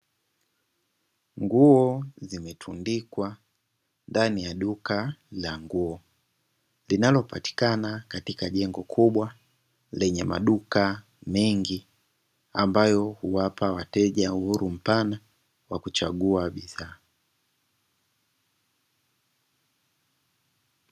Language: Swahili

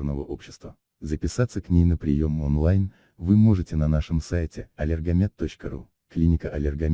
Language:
Russian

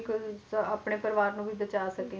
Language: Punjabi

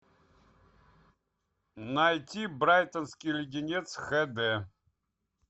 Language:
Russian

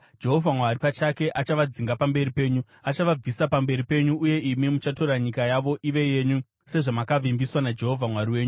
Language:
Shona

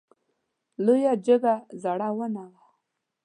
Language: Pashto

